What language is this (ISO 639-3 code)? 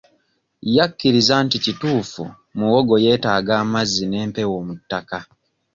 lug